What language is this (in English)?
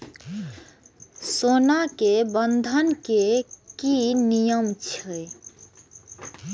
Maithili